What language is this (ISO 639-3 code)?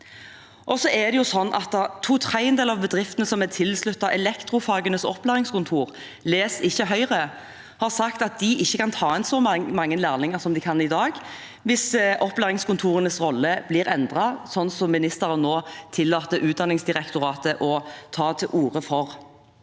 nor